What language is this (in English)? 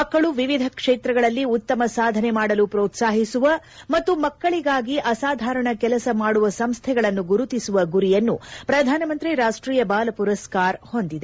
Kannada